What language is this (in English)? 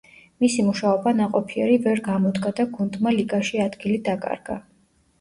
Georgian